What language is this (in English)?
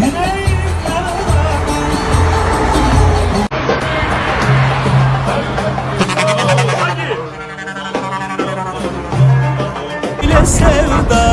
Turkish